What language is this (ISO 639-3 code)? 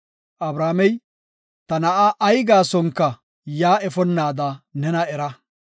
gof